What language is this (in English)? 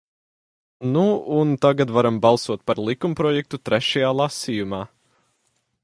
Latvian